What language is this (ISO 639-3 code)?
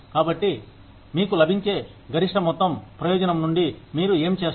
tel